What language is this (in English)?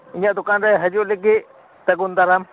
Santali